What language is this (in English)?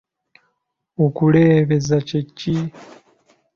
Ganda